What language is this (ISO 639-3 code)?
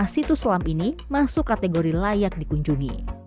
ind